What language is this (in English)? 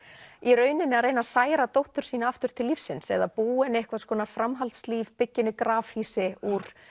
Icelandic